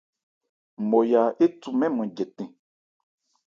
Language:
Ebrié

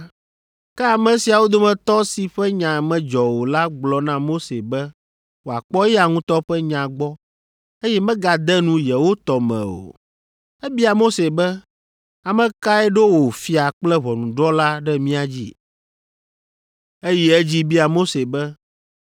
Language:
Ewe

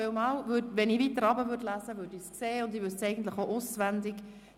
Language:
Swiss German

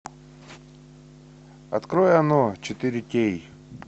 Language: Russian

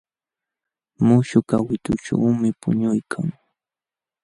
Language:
Jauja Wanca Quechua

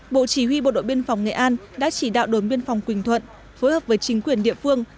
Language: Vietnamese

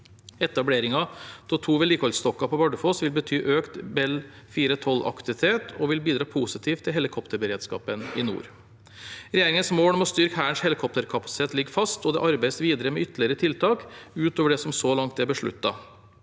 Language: Norwegian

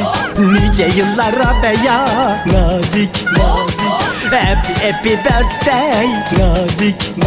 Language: Turkish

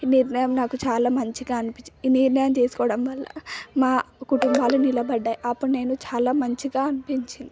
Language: Telugu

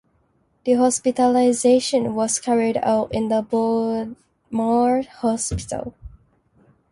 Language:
English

